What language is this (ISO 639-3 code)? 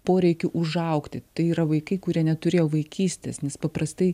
lit